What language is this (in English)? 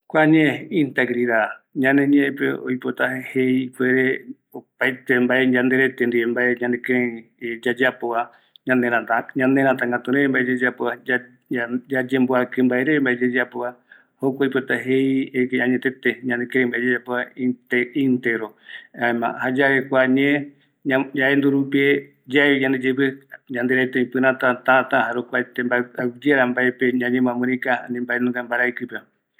Eastern Bolivian Guaraní